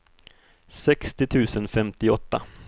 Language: Swedish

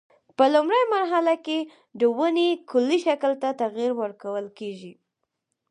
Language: Pashto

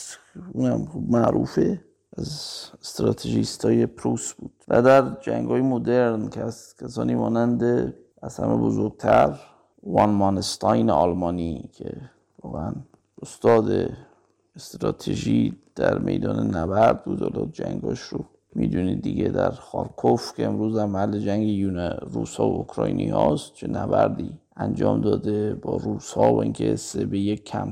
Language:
Persian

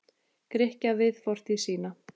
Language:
Icelandic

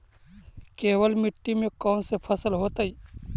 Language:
Magahi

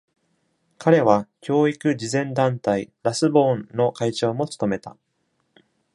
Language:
Japanese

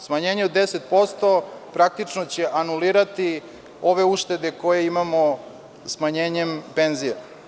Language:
Serbian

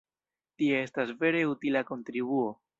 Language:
Esperanto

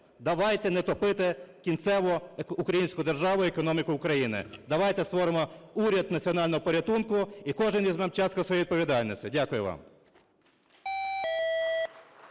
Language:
Ukrainian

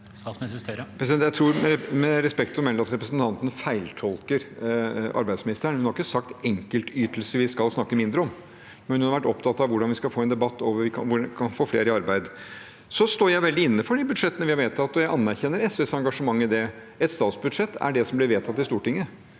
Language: Norwegian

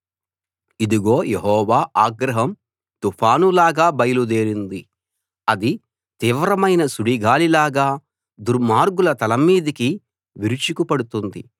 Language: Telugu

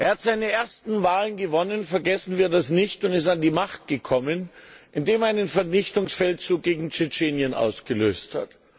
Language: German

